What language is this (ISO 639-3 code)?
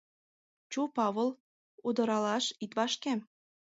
chm